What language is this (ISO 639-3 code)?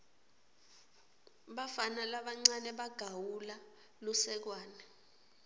ssw